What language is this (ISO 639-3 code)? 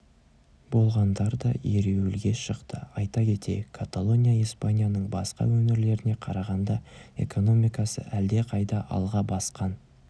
kaz